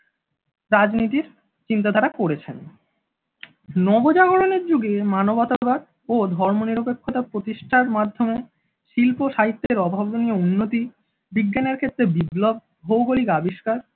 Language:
Bangla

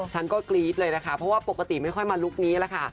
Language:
Thai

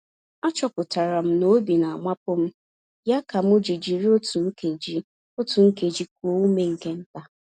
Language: Igbo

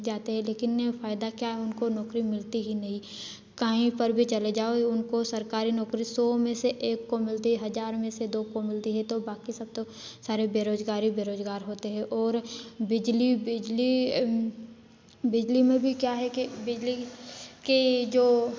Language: Hindi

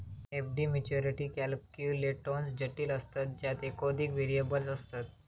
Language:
Marathi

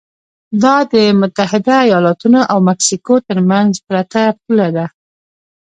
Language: Pashto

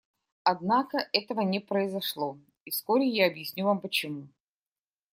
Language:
Russian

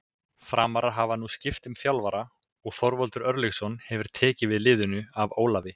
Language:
Icelandic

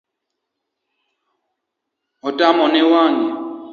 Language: Luo (Kenya and Tanzania)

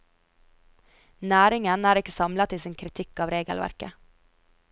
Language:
Norwegian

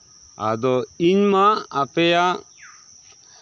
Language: Santali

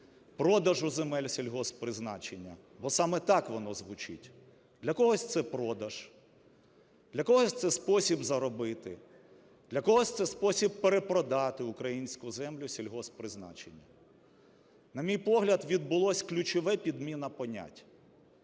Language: Ukrainian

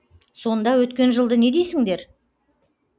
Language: Kazakh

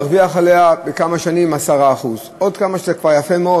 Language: Hebrew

